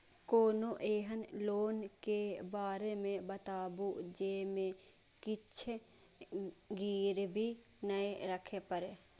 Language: Maithili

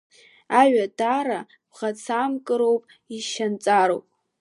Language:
Abkhazian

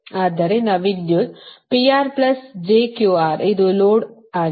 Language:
Kannada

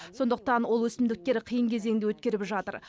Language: Kazakh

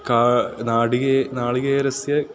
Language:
Sanskrit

